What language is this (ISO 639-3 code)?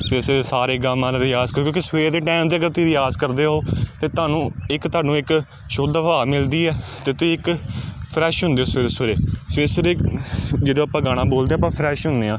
pan